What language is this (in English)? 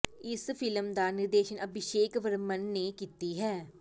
Punjabi